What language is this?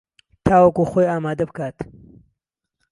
Central Kurdish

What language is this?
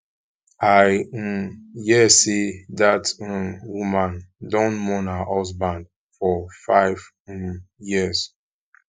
Nigerian Pidgin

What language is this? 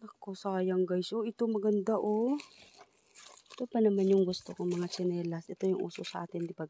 Filipino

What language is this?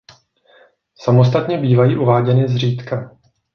Czech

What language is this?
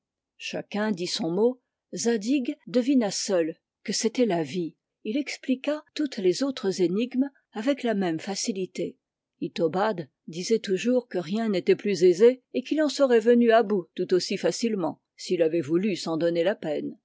French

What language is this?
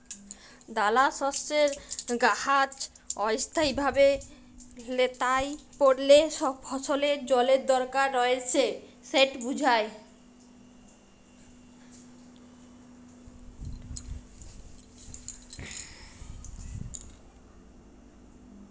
Bangla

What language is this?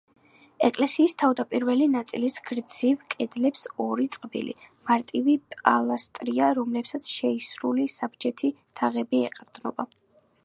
Georgian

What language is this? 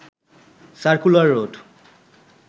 Bangla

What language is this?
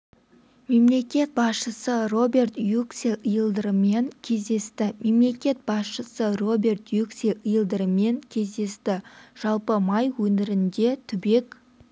Kazakh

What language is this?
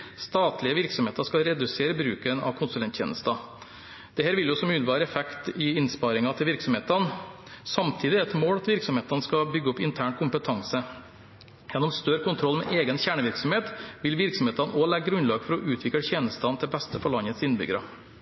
Norwegian Bokmål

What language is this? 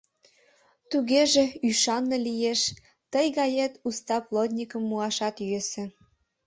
Mari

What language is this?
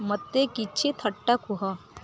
Odia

